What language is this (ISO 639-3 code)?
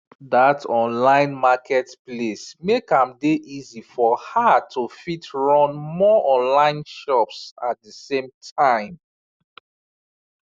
pcm